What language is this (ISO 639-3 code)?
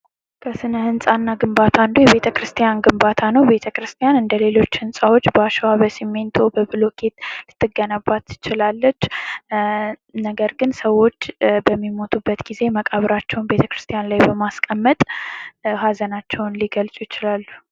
amh